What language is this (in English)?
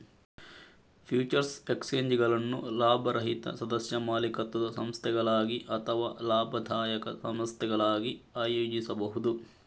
Kannada